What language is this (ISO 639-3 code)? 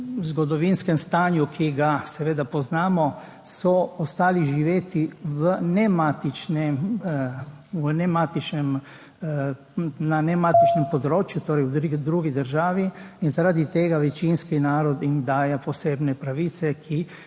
slv